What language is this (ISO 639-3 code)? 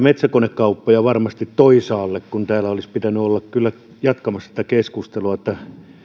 fin